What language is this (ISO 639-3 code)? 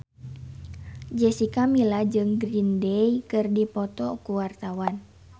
sun